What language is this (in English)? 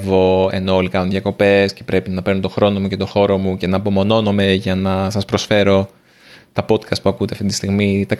Greek